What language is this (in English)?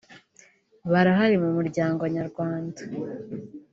Kinyarwanda